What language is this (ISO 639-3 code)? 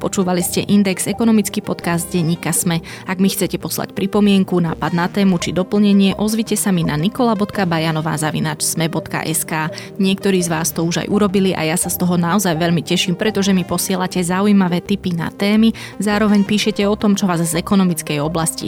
slk